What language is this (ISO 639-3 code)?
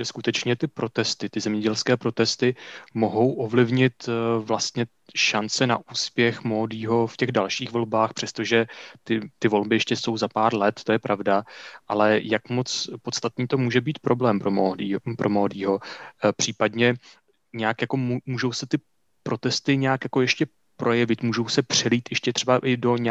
ces